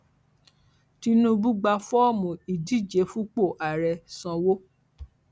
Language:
Yoruba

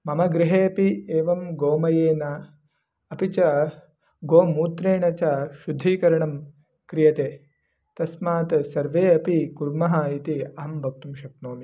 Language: Sanskrit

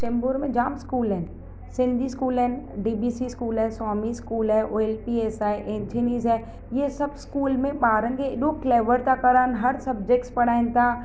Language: Sindhi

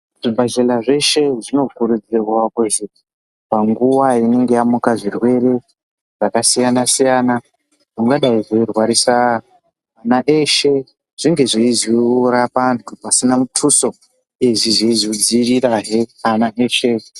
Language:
Ndau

